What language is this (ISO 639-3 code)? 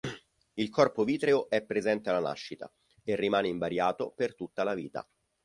ita